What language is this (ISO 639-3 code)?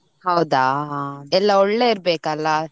kan